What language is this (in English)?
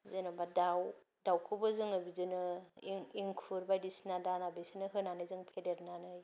Bodo